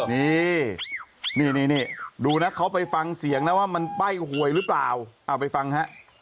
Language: Thai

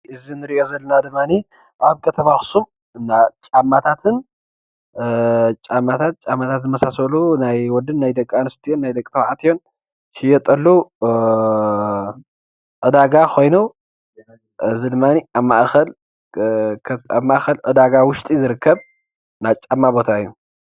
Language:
Tigrinya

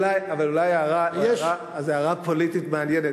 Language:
Hebrew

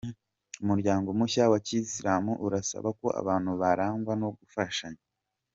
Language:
Kinyarwanda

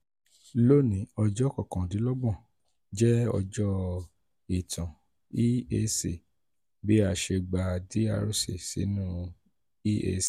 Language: Yoruba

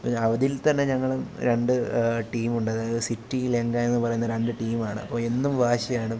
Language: Malayalam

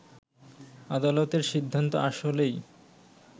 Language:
Bangla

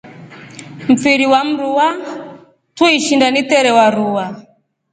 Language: Rombo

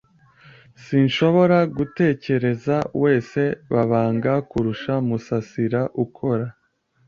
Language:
Kinyarwanda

